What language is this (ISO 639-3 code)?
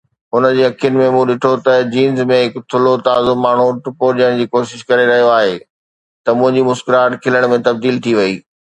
snd